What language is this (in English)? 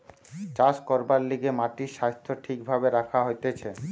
Bangla